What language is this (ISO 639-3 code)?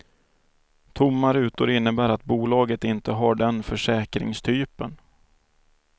swe